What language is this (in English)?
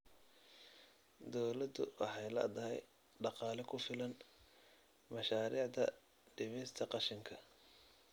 Somali